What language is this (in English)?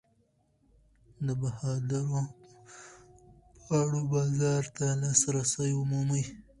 Pashto